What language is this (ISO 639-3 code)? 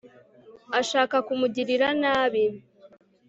kin